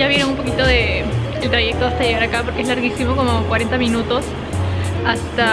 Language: Spanish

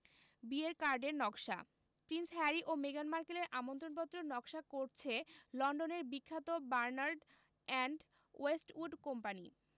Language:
Bangla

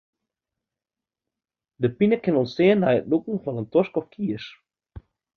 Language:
Western Frisian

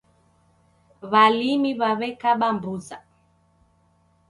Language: Taita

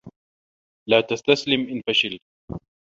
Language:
Arabic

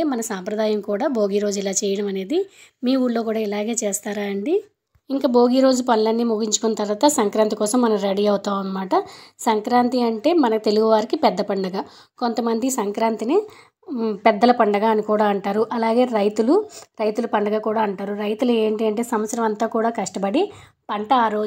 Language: Telugu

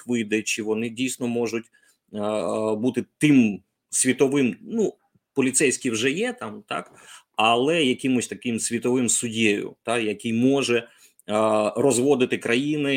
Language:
Ukrainian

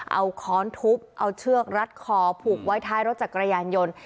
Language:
Thai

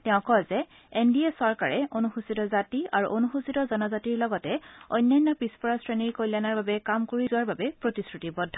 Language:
Assamese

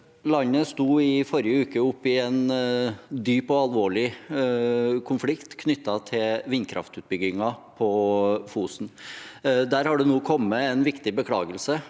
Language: Norwegian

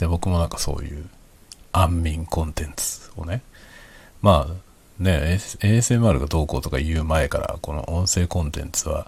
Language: Japanese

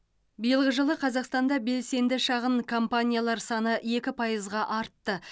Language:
Kazakh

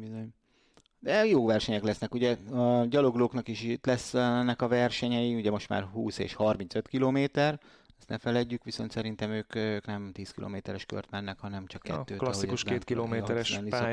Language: Hungarian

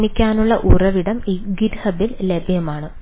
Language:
Malayalam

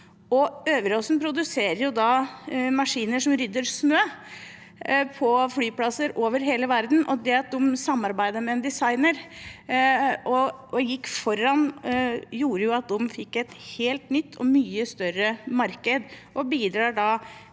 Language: Norwegian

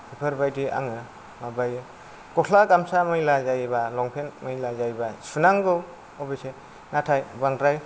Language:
Bodo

